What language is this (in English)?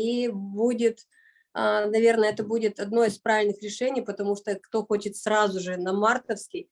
Russian